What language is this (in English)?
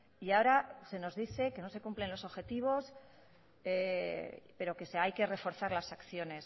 Spanish